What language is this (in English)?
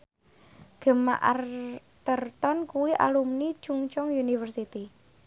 Javanese